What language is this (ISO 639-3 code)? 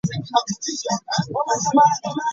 lug